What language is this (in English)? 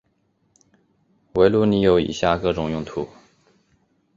Chinese